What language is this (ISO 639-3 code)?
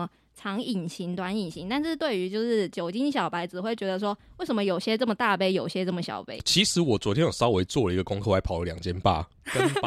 zho